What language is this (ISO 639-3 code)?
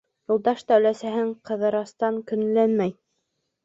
bak